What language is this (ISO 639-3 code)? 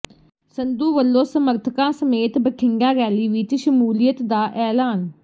pan